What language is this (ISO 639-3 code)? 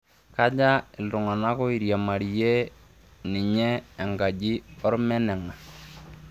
mas